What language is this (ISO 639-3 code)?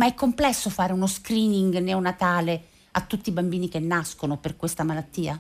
ita